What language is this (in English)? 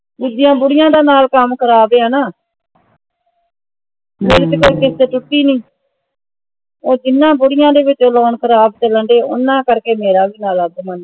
Punjabi